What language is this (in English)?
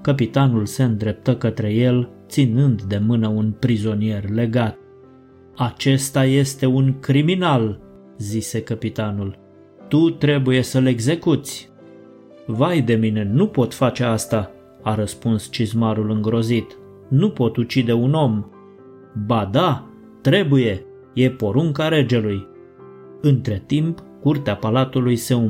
Romanian